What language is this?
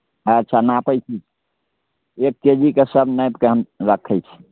Maithili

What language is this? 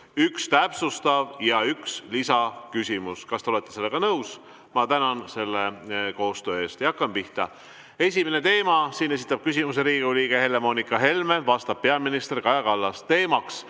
Estonian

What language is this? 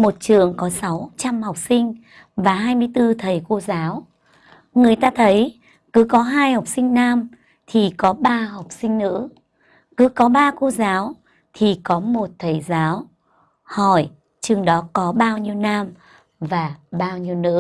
Vietnamese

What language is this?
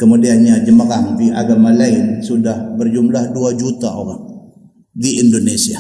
Malay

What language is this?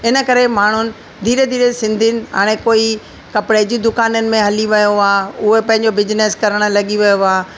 Sindhi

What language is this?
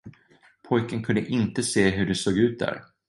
Swedish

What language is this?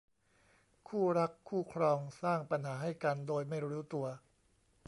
Thai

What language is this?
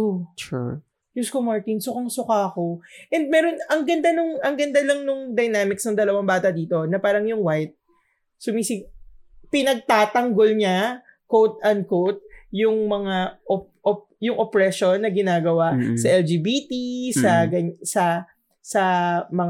Filipino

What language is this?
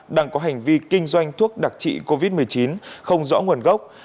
Vietnamese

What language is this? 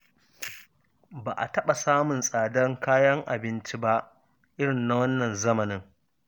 Hausa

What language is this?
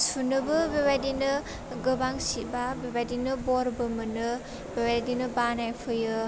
Bodo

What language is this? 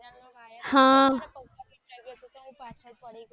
Gujarati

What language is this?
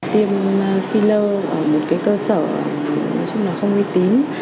Vietnamese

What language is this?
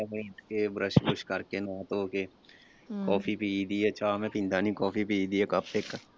Punjabi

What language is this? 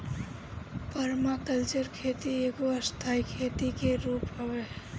Bhojpuri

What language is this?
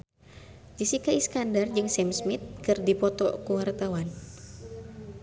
Sundanese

